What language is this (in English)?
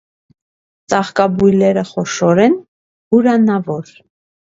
Armenian